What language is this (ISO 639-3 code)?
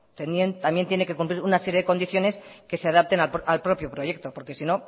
spa